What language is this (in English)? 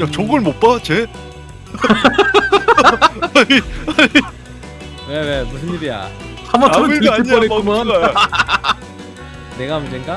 Korean